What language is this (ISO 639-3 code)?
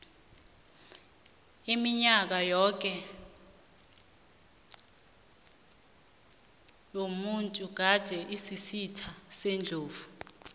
nbl